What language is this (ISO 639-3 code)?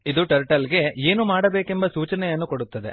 kan